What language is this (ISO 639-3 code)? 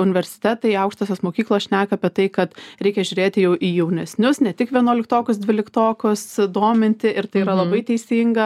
lit